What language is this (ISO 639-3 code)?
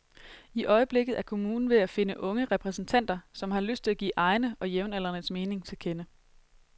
dan